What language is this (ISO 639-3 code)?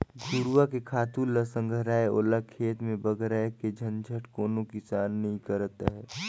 hne